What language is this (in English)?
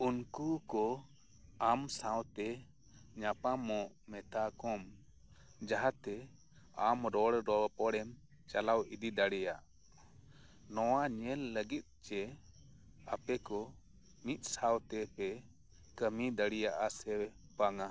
Santali